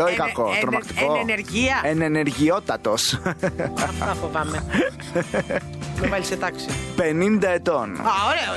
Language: Greek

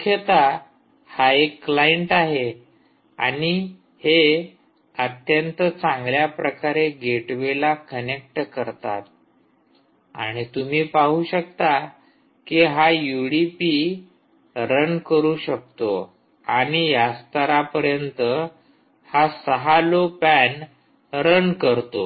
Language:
Marathi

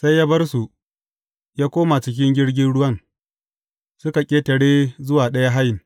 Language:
Hausa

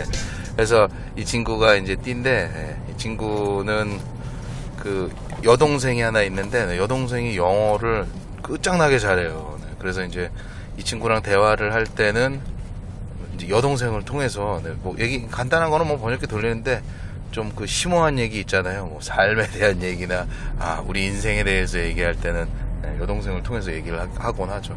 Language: Korean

